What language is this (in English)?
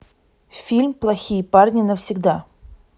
Russian